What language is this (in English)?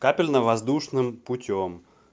Russian